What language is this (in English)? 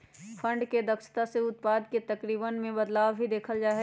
Magahi